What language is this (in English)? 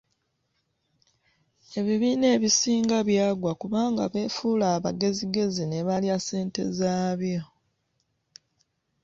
Ganda